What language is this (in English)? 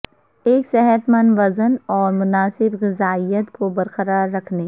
Urdu